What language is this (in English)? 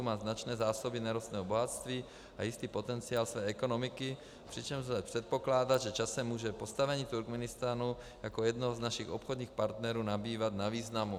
Czech